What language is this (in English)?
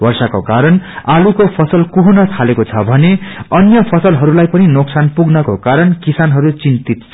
Nepali